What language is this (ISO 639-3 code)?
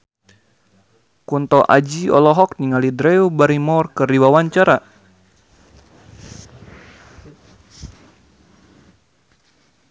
sun